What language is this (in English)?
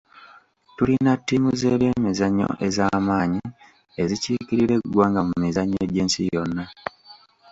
Ganda